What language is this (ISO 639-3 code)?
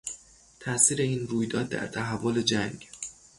fas